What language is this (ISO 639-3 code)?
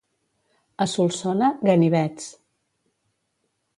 cat